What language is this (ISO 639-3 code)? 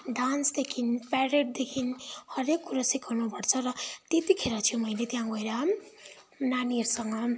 nep